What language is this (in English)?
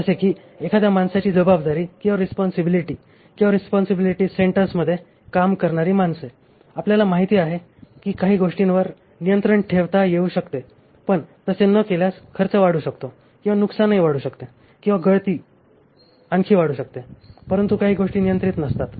Marathi